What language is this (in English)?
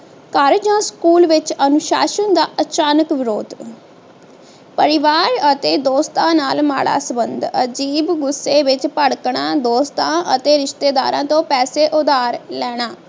Punjabi